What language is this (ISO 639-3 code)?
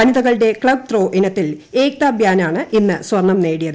mal